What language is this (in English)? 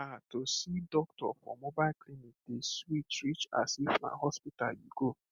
Nigerian Pidgin